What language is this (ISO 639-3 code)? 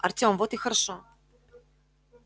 rus